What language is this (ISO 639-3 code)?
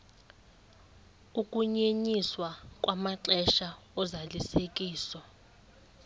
xho